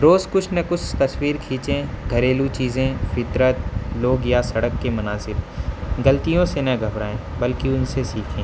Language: Urdu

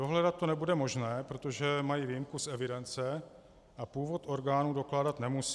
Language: Czech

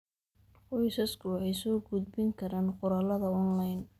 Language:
Somali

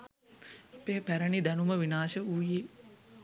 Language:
Sinhala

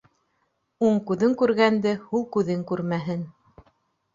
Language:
Bashkir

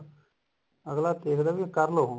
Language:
Punjabi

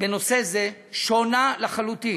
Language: Hebrew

